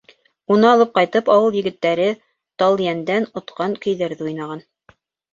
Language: Bashkir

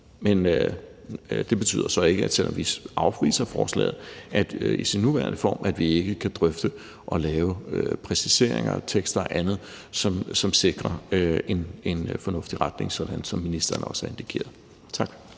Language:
Danish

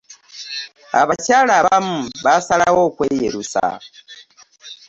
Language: Ganda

